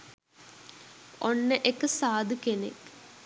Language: Sinhala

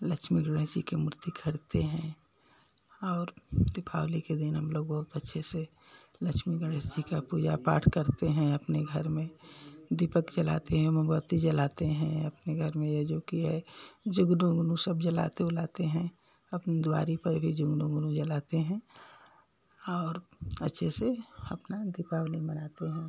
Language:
Hindi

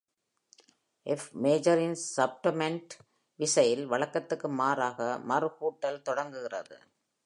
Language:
Tamil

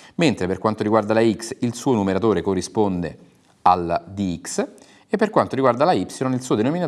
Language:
Italian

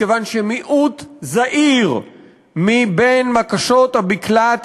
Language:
Hebrew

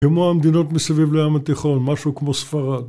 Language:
Hebrew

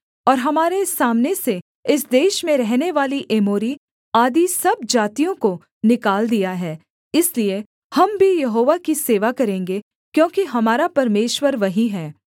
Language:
Hindi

